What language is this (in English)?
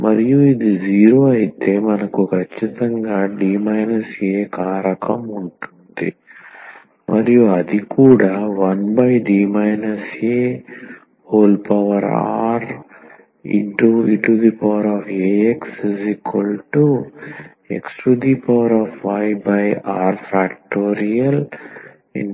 Telugu